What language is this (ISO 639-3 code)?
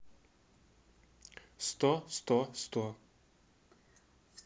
rus